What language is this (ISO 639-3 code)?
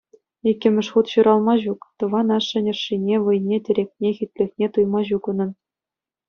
chv